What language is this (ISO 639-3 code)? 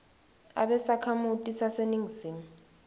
ssw